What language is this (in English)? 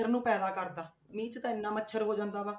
Punjabi